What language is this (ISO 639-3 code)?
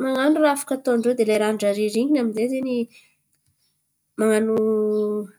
xmv